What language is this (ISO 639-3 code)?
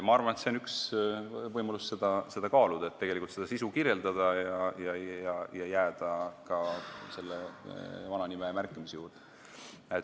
est